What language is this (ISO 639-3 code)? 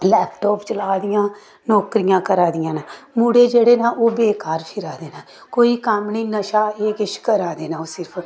doi